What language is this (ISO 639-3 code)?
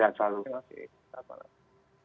ind